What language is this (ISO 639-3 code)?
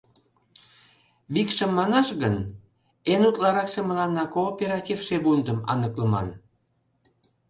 chm